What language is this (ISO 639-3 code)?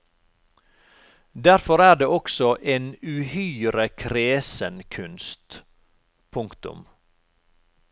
nor